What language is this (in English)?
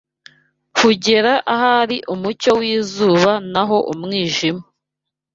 Kinyarwanda